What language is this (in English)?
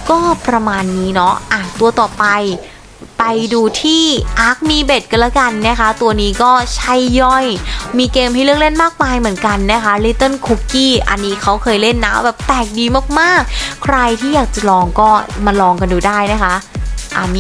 Thai